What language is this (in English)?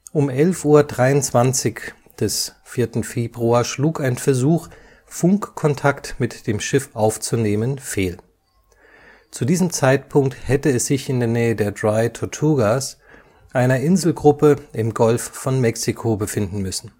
German